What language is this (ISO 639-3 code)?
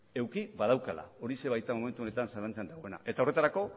eus